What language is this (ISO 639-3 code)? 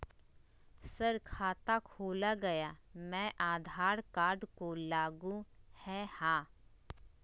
mag